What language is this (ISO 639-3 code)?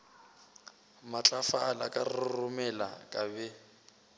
nso